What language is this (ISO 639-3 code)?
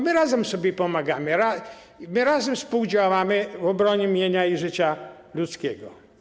pol